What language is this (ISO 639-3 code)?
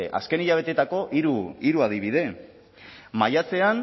eus